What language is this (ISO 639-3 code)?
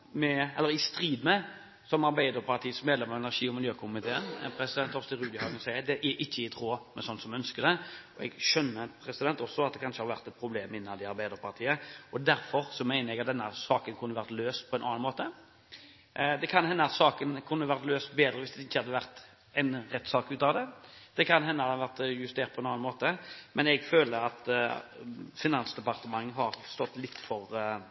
nob